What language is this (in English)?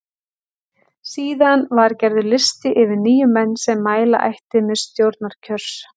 Icelandic